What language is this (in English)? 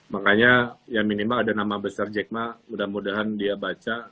Indonesian